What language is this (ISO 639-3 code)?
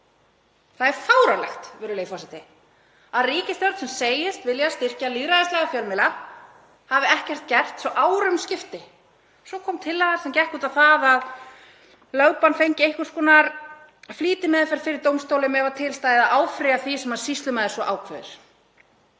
isl